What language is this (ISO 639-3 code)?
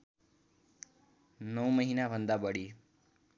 nep